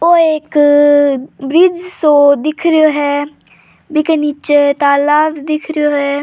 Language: Rajasthani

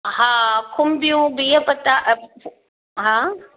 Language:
Sindhi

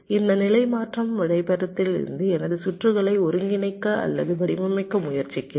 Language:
Tamil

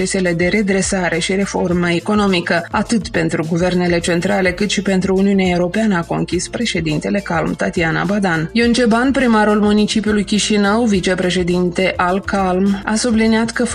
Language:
Romanian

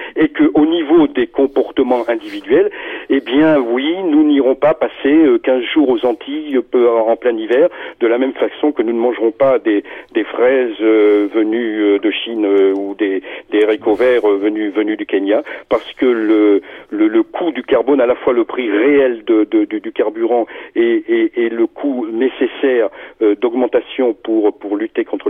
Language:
French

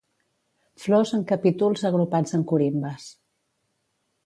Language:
Catalan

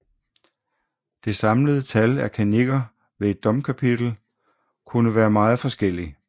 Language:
Danish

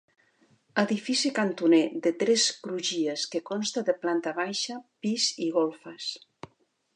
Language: Catalan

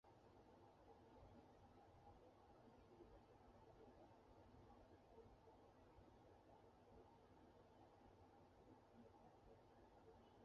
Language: Chinese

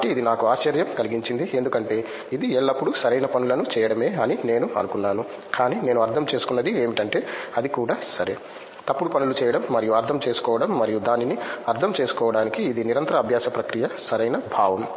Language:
Telugu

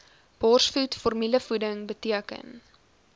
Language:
Afrikaans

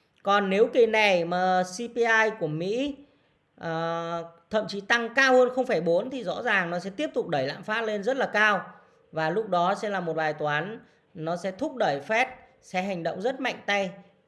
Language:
Vietnamese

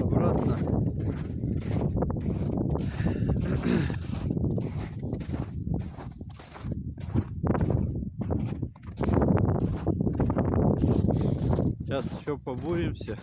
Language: Russian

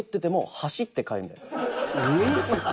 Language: Japanese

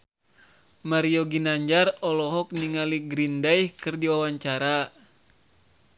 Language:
Sundanese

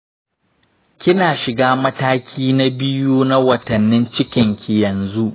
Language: Hausa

